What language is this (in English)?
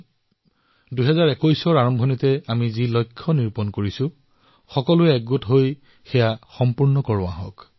Assamese